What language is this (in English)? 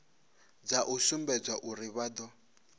Venda